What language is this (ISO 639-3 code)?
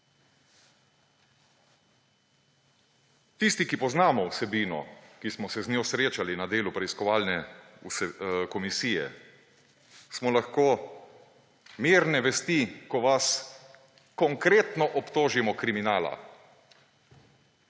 slv